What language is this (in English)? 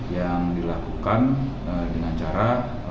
Indonesian